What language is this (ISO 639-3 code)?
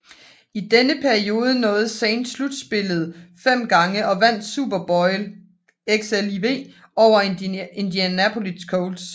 dan